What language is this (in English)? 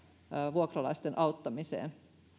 Finnish